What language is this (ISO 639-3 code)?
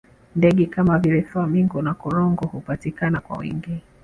swa